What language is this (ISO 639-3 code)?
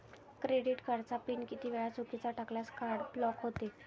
mar